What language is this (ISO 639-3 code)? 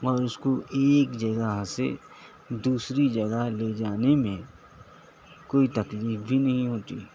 urd